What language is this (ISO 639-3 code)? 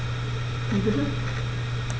deu